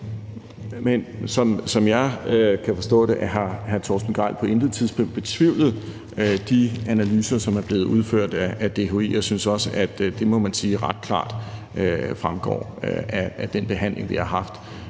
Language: Danish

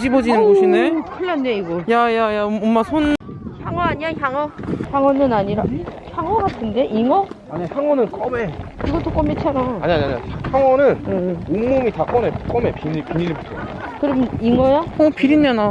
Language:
Korean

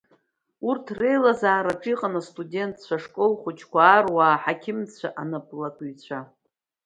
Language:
Abkhazian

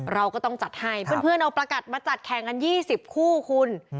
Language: Thai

